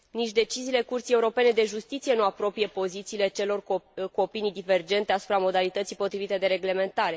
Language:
Romanian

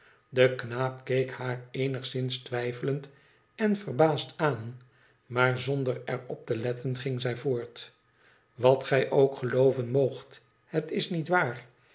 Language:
Dutch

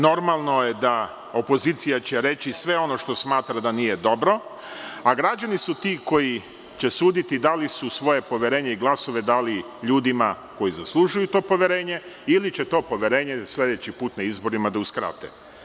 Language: Serbian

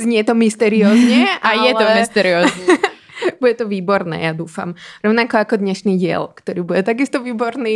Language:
Czech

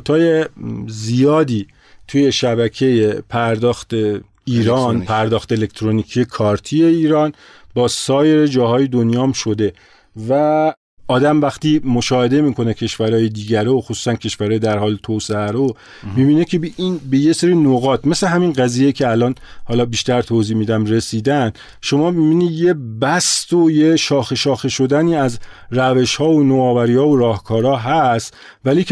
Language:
Persian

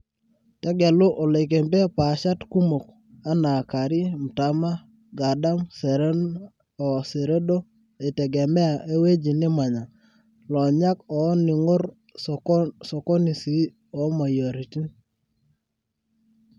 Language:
Masai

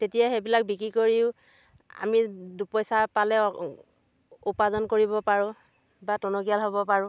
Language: Assamese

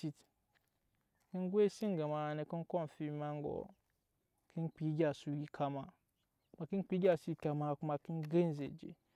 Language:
Nyankpa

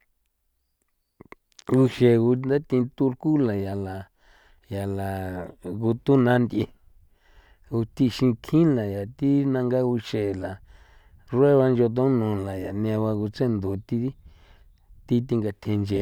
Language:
San Felipe Otlaltepec Popoloca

